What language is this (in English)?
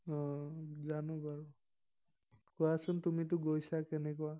Assamese